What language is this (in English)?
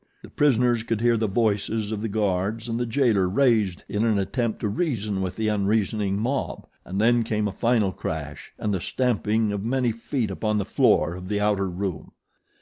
English